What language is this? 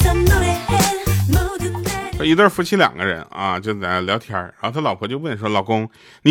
Chinese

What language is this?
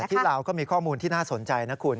Thai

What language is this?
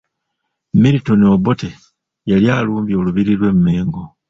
Ganda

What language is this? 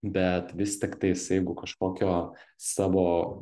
Lithuanian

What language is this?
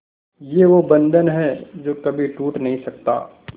Hindi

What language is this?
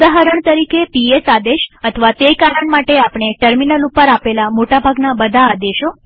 Gujarati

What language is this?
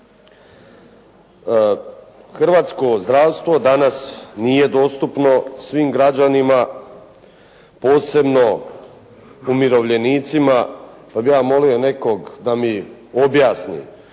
Croatian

